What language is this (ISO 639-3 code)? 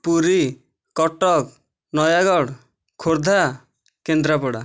ori